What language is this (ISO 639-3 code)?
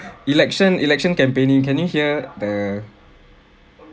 eng